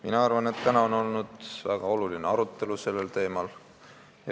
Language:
Estonian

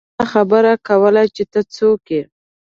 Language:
Pashto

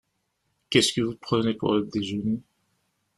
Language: French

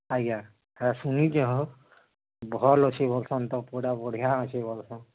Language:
Odia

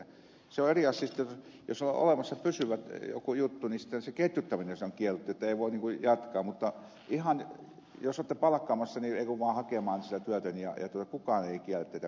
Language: Finnish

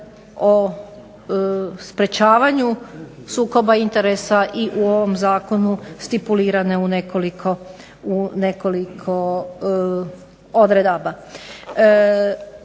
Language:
Croatian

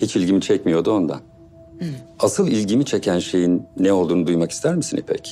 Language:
Turkish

